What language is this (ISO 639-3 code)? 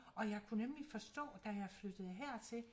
dan